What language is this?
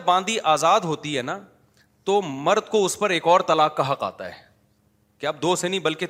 Urdu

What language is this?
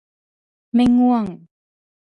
Thai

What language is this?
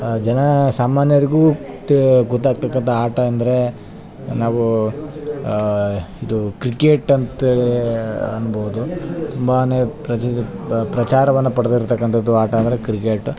Kannada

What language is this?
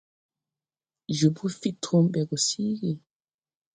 Tupuri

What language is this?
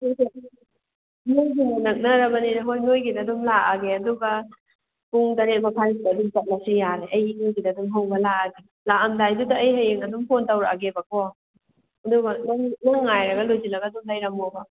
Manipuri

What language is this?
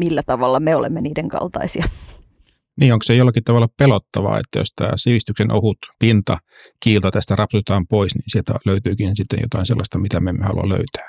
Finnish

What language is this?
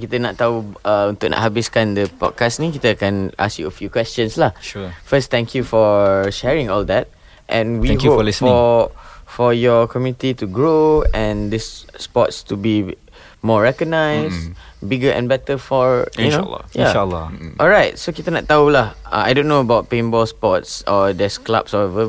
Malay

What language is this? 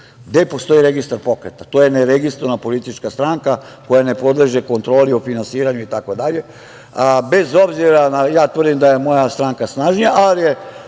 Serbian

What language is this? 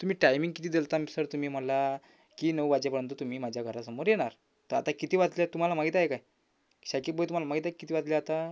Marathi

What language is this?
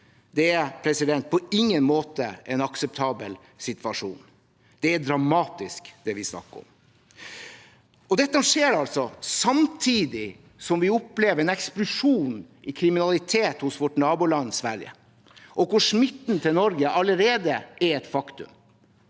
Norwegian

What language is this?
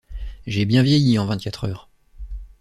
French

